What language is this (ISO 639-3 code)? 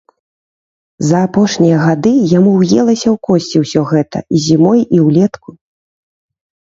bel